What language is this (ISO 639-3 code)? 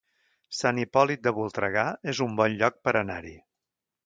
cat